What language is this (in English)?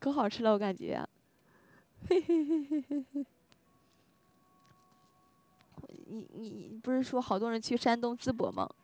Chinese